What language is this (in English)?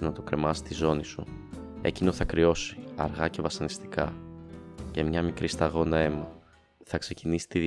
Greek